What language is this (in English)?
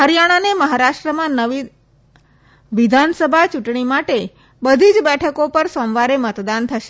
Gujarati